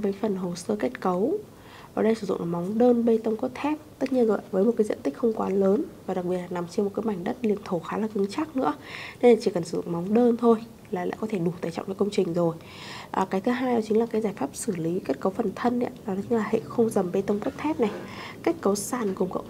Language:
Vietnamese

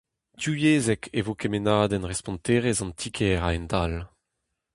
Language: Breton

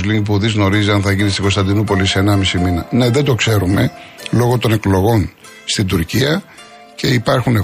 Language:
Greek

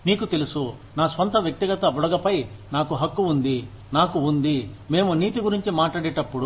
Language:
Telugu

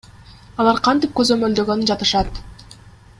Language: Kyrgyz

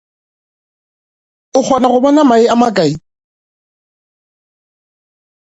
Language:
Northern Sotho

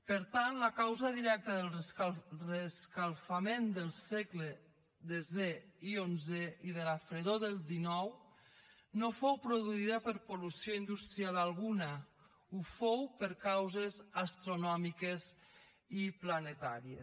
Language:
Catalan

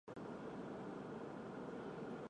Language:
Chinese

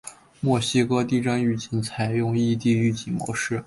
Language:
Chinese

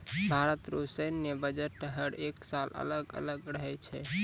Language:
Maithili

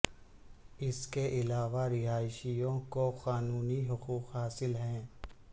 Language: Urdu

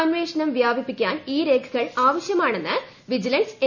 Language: Malayalam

